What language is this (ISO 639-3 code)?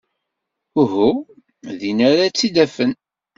kab